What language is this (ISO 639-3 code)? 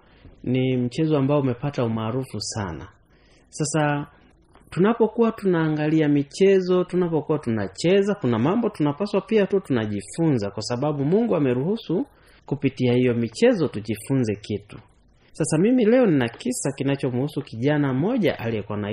swa